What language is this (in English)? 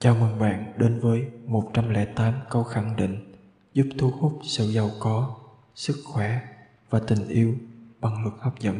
Vietnamese